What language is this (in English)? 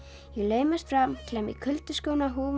Icelandic